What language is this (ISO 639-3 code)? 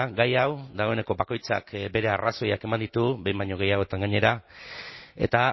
eus